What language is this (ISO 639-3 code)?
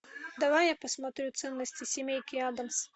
rus